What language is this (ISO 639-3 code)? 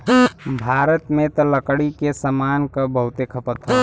bho